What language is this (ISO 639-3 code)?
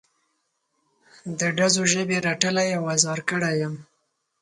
pus